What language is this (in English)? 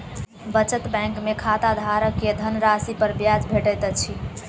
Maithili